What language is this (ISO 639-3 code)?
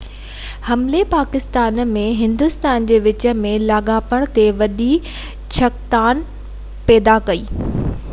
snd